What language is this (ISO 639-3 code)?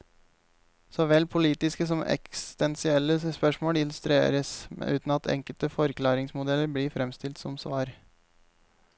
nor